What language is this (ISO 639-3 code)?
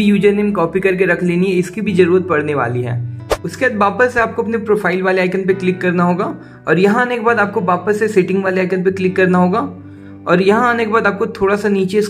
hin